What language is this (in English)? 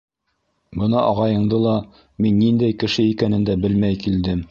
Bashkir